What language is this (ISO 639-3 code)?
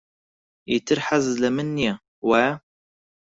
ckb